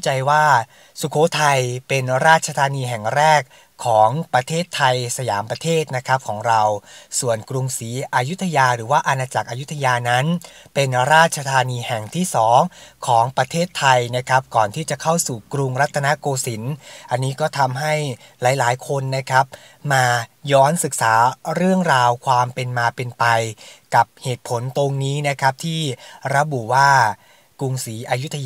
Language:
Thai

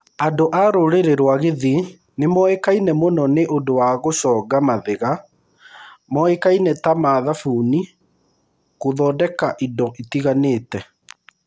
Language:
Kikuyu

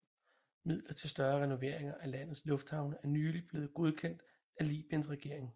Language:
Danish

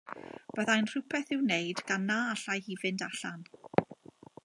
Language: Welsh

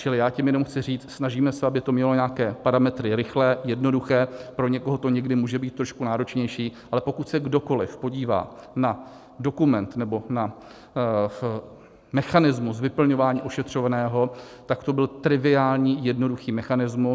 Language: Czech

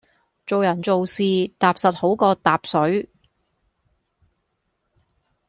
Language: Cantonese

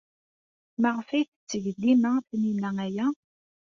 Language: Kabyle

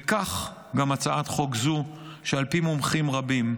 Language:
Hebrew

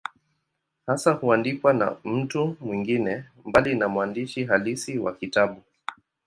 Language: Swahili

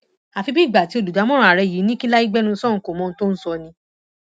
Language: Yoruba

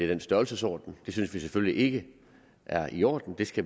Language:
Danish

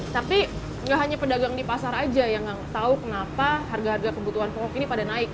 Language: Indonesian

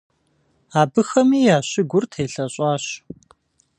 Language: Kabardian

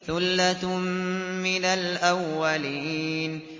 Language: Arabic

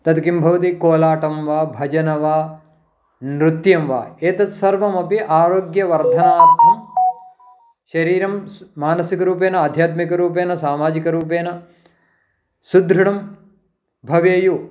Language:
Sanskrit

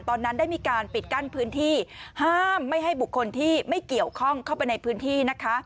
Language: Thai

